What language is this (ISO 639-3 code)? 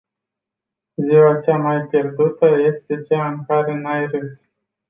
ron